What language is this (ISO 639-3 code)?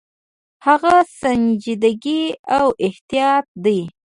pus